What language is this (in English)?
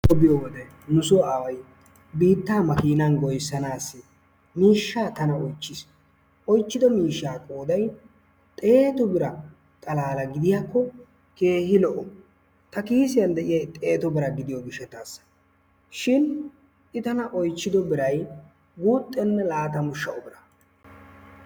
Wolaytta